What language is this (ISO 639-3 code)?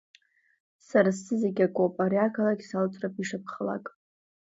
abk